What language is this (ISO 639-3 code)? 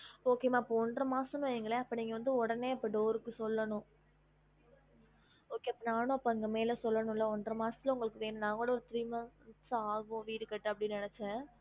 tam